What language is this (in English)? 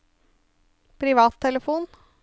Norwegian